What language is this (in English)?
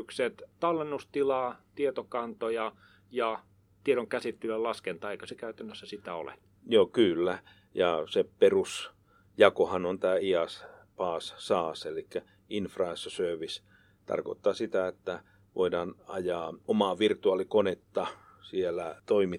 Finnish